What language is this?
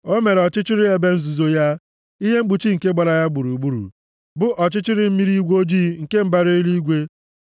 Igbo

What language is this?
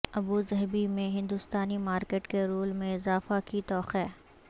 Urdu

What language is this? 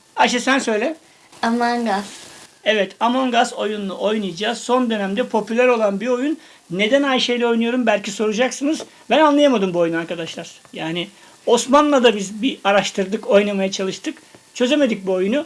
Turkish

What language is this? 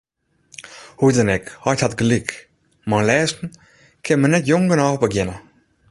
Western Frisian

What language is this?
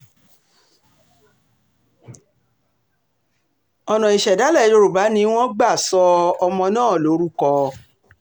Yoruba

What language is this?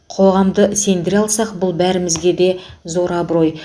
Kazakh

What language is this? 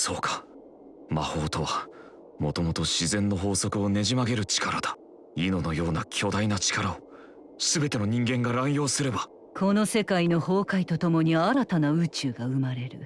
Japanese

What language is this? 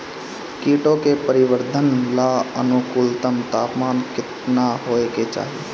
Bhojpuri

